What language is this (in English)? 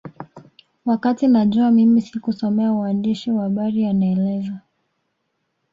Swahili